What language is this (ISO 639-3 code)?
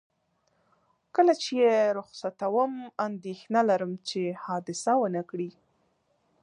pus